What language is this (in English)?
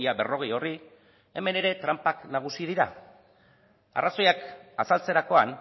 Basque